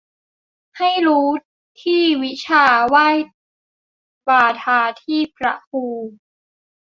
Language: Thai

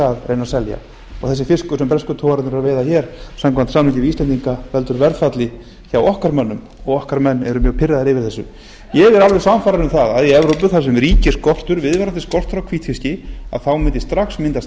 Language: Icelandic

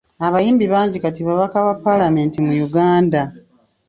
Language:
Ganda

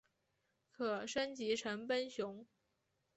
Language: Chinese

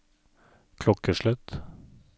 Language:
Norwegian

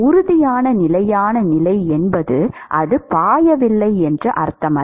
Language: Tamil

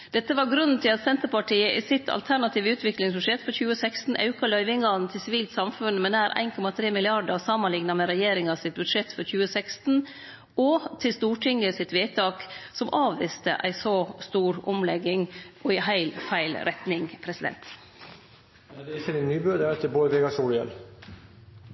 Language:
Norwegian Nynorsk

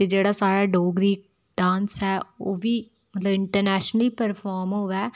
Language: Dogri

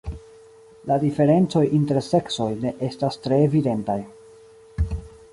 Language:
Esperanto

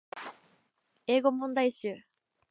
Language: Japanese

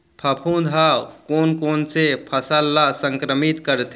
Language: Chhattisgarhi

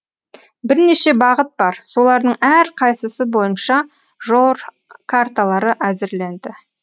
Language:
Kazakh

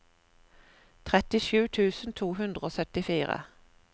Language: Norwegian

